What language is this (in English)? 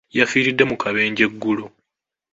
Ganda